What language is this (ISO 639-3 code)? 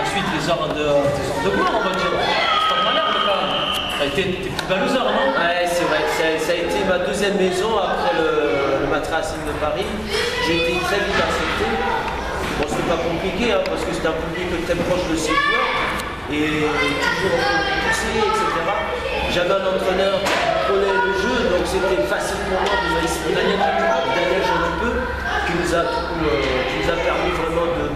fra